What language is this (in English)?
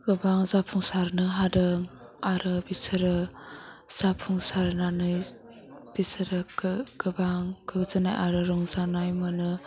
Bodo